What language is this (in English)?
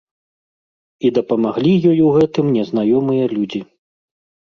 Belarusian